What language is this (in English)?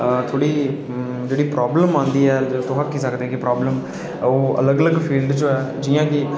Dogri